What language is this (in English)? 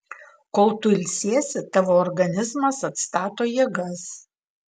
Lithuanian